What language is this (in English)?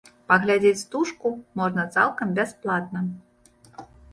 Belarusian